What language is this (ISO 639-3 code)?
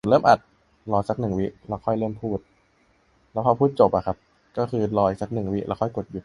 tha